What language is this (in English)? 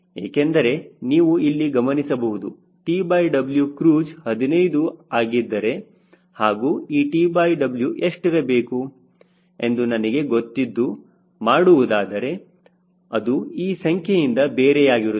Kannada